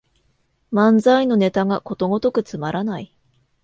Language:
Japanese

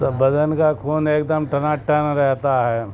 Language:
Urdu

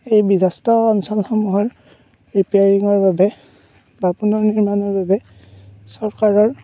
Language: Assamese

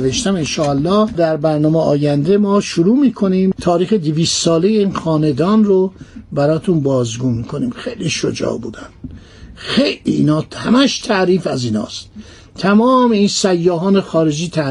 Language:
Persian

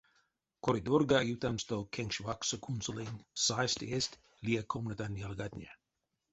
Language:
Erzya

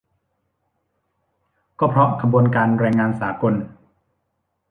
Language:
Thai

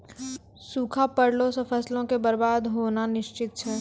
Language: Maithili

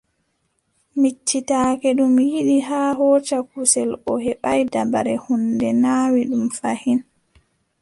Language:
Adamawa Fulfulde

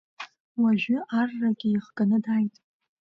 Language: Abkhazian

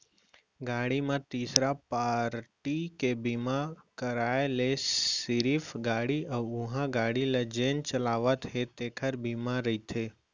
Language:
Chhattisgarhi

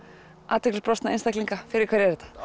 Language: Icelandic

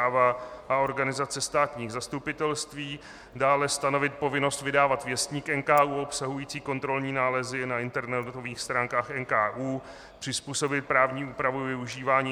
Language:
Czech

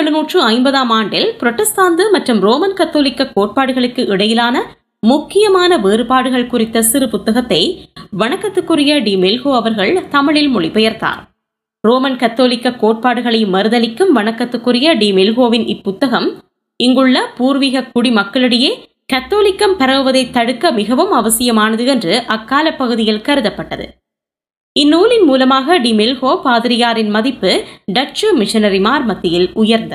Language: Tamil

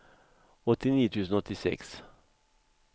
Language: Swedish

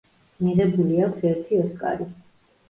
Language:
Georgian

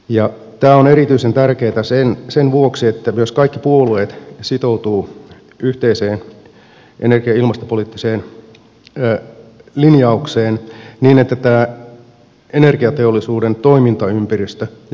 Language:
Finnish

